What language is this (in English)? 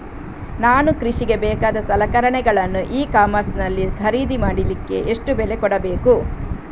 Kannada